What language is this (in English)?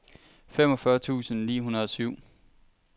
Danish